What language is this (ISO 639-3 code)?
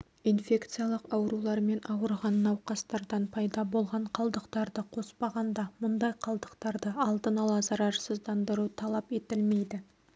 kaz